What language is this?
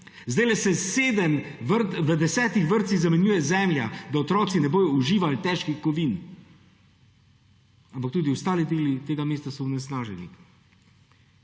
Slovenian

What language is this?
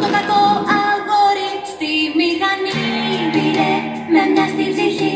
Greek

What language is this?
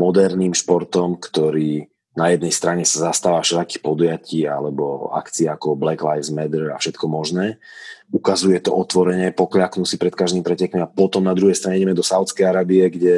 Slovak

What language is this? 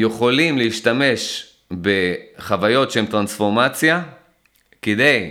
Hebrew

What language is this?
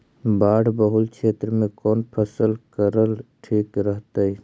Magahi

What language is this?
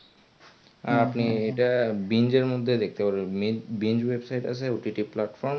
Bangla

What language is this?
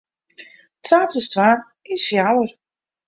Western Frisian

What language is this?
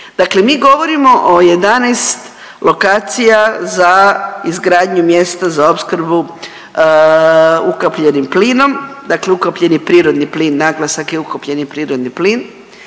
Croatian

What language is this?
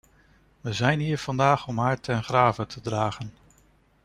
Dutch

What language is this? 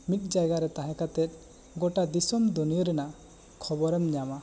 Santali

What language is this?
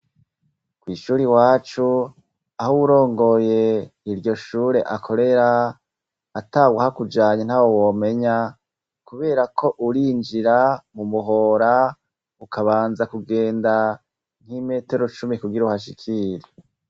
Rundi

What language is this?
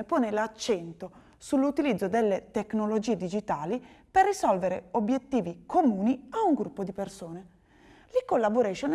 Italian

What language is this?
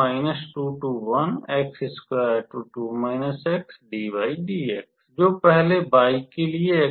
Hindi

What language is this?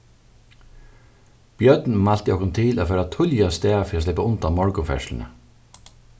Faroese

